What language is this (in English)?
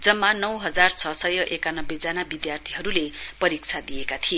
Nepali